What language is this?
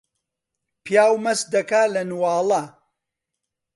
Central Kurdish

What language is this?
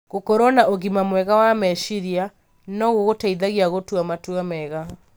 Kikuyu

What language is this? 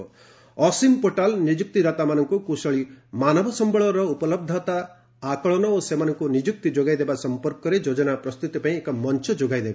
Odia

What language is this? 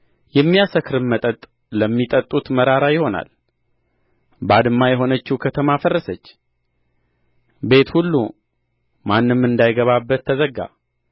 Amharic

